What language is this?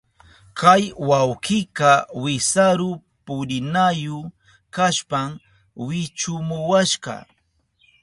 Southern Pastaza Quechua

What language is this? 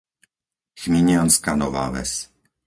Slovak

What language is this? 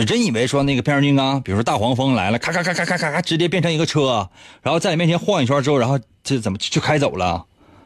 Chinese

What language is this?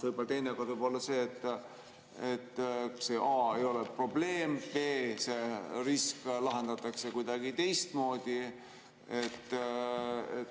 Estonian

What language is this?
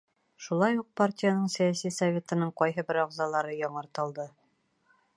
Bashkir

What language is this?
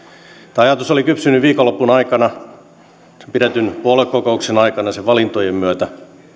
Finnish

